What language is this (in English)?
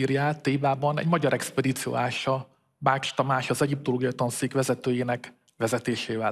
Hungarian